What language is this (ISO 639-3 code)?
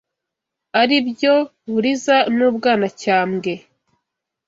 kin